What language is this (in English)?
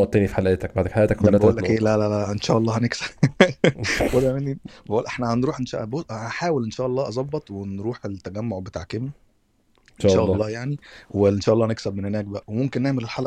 Arabic